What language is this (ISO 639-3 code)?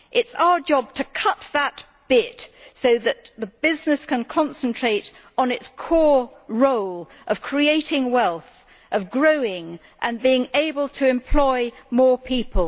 eng